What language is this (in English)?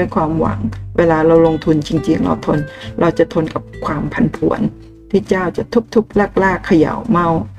Thai